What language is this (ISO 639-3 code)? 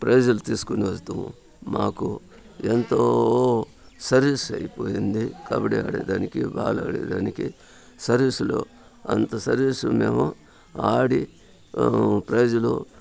tel